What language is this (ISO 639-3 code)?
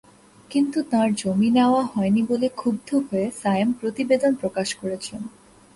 ben